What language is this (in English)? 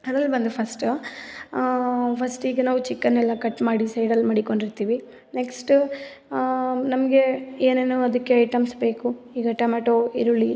Kannada